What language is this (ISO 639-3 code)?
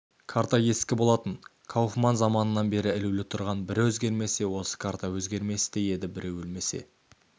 kaz